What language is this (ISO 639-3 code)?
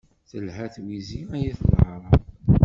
kab